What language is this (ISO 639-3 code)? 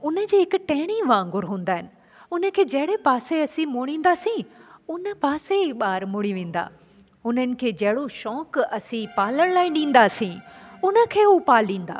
snd